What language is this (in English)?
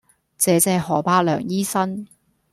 Cantonese